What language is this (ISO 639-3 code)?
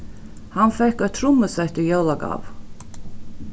fao